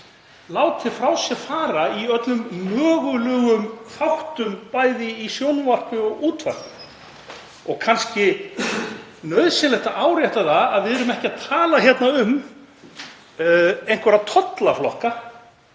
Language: Icelandic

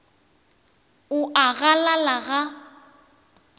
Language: Northern Sotho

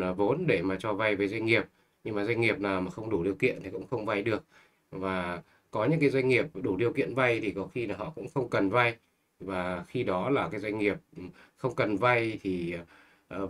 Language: Vietnamese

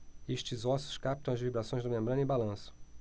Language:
Portuguese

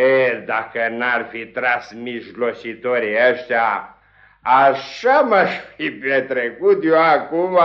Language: Romanian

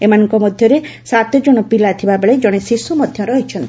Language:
Odia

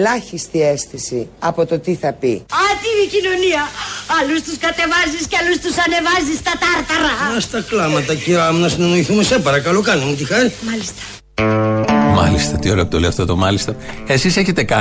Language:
Greek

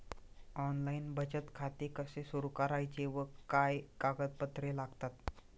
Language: Marathi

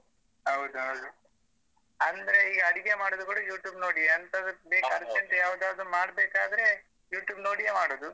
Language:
Kannada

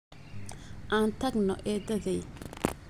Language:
Somali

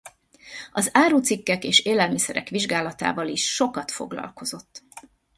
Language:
Hungarian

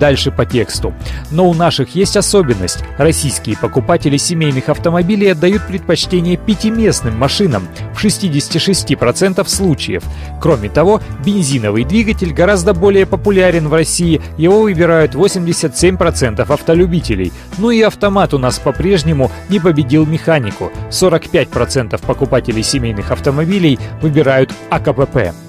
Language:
Russian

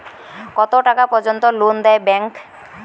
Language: Bangla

